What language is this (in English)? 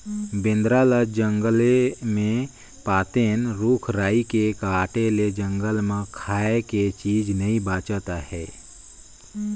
Chhattisgarhi